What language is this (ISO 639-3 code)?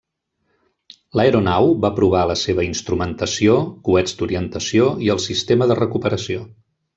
cat